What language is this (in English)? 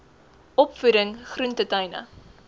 Afrikaans